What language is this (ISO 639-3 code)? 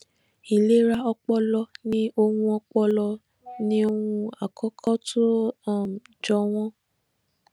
yor